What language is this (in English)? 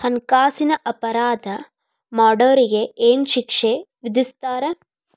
Kannada